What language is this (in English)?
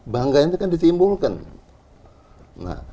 Indonesian